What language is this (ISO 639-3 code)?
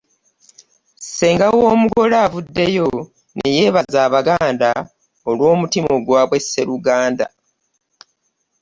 lug